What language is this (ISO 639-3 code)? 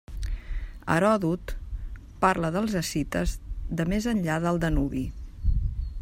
cat